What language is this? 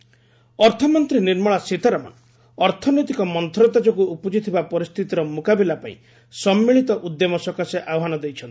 Odia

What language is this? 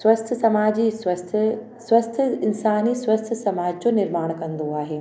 Sindhi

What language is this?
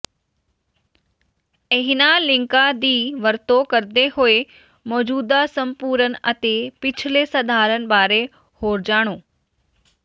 Punjabi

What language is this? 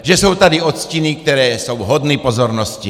Czech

